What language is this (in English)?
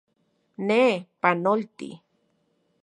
Central Puebla Nahuatl